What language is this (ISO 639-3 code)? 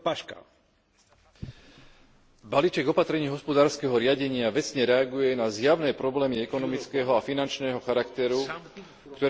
slk